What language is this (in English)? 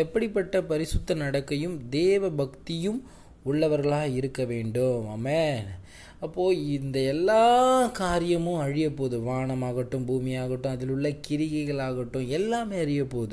Tamil